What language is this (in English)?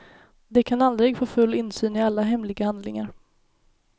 Swedish